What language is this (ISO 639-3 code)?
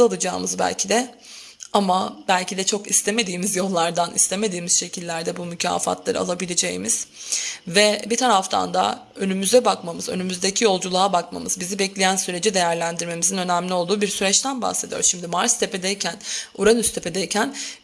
tur